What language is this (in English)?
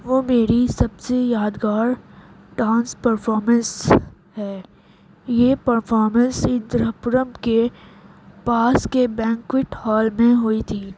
Urdu